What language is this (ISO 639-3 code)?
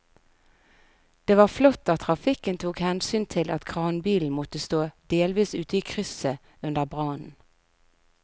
nor